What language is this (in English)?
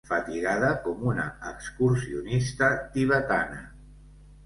Catalan